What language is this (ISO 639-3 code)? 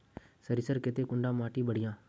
mag